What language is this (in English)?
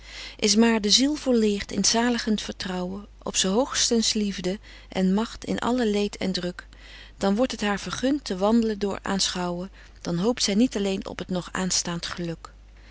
Dutch